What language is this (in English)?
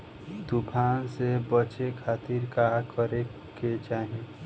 Bhojpuri